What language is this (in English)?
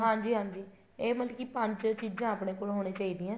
Punjabi